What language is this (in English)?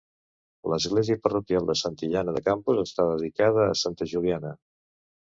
Catalan